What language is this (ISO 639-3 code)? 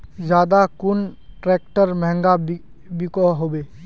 mag